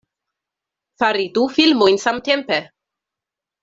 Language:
Esperanto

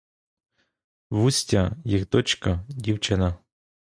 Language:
Ukrainian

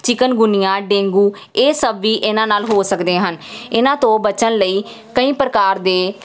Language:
Punjabi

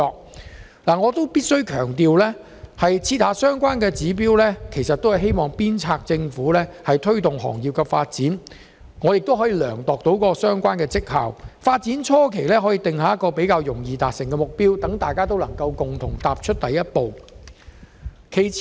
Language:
Cantonese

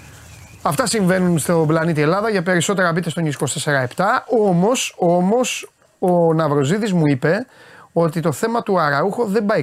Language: Greek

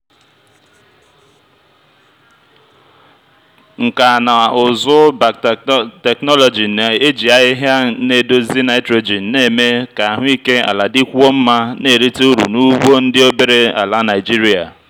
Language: Igbo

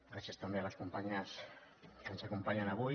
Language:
Catalan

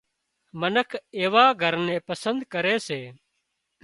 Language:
Wadiyara Koli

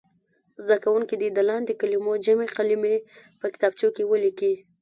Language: Pashto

